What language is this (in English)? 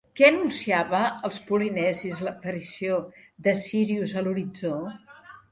Catalan